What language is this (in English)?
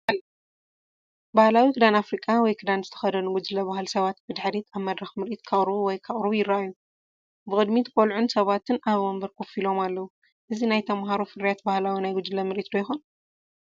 Tigrinya